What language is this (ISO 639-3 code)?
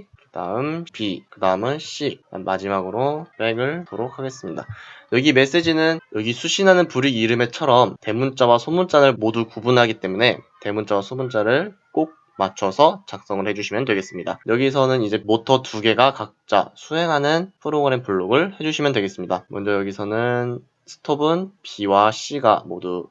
kor